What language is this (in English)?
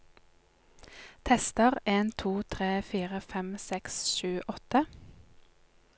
Norwegian